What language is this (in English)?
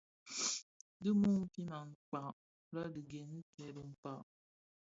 Bafia